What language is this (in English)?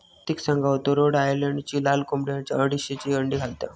Marathi